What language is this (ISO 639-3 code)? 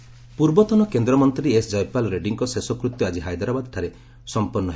ori